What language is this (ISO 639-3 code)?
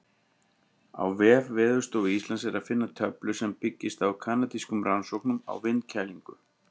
isl